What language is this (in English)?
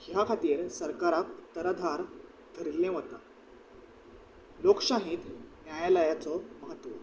Konkani